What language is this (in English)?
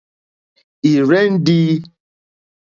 Mokpwe